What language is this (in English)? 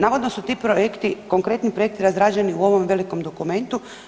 Croatian